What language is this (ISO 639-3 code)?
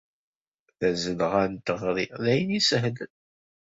kab